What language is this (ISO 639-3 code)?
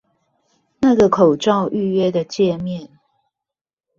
zho